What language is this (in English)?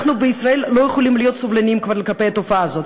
Hebrew